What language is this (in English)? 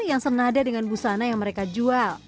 Indonesian